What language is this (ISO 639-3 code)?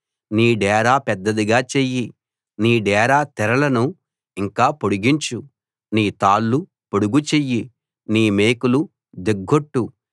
tel